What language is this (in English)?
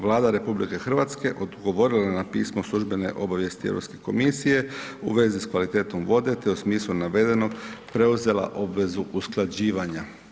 Croatian